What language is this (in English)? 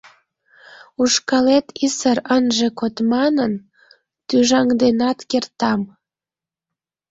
Mari